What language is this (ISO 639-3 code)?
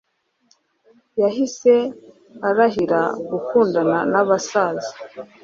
kin